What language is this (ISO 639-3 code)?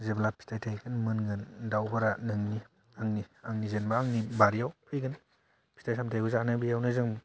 brx